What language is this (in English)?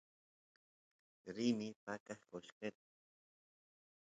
Santiago del Estero Quichua